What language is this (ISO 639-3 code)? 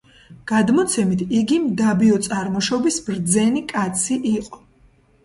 kat